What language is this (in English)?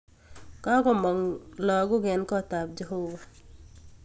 Kalenjin